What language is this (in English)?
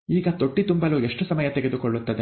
Kannada